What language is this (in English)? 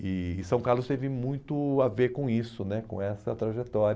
Portuguese